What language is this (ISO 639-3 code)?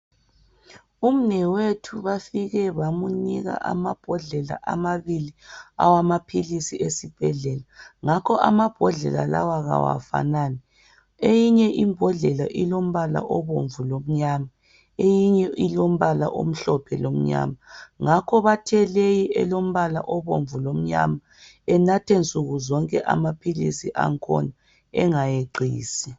nde